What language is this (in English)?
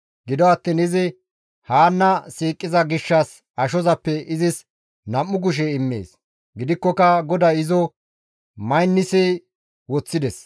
Gamo